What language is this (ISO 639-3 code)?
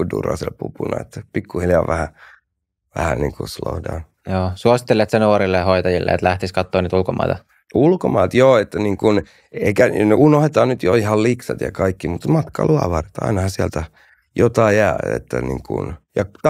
fin